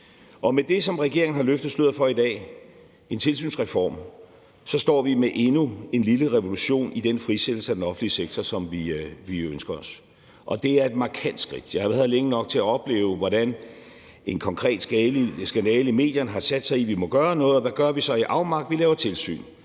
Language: Danish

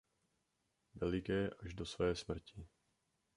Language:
Czech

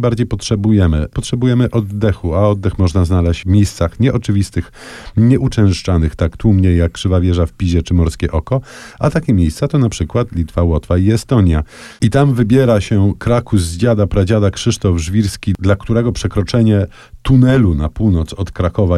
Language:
Polish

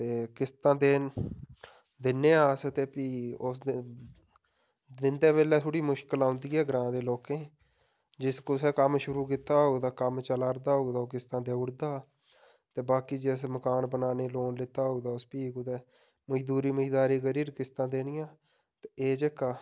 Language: Dogri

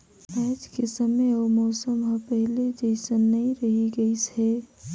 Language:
Chhattisgarhi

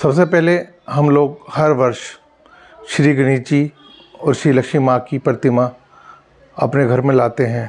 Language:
Hindi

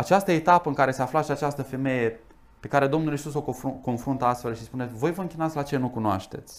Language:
Romanian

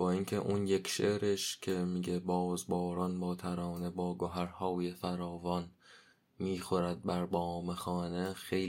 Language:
Persian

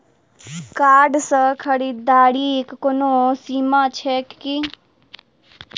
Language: Maithili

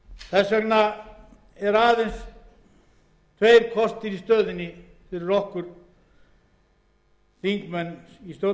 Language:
Icelandic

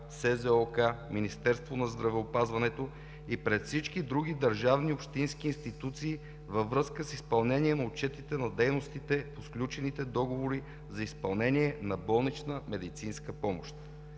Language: Bulgarian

